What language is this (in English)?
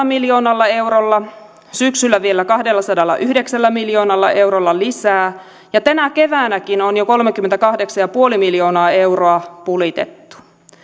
Finnish